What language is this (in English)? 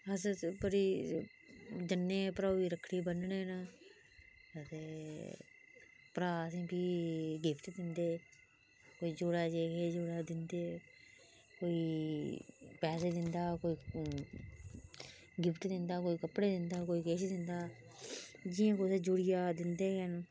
Dogri